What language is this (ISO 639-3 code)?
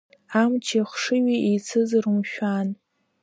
abk